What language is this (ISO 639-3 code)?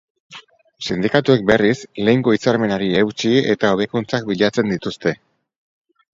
eus